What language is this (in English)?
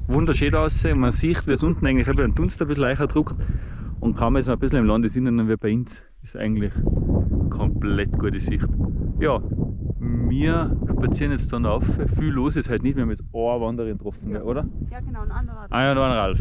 German